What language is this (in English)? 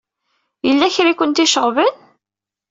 Kabyle